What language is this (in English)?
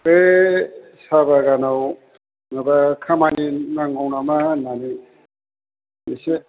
Bodo